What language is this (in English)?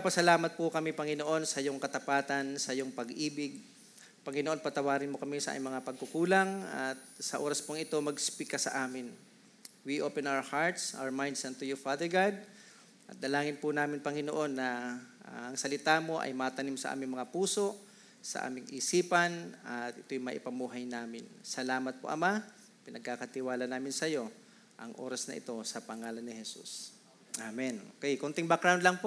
Filipino